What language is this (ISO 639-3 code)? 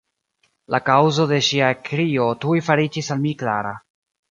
epo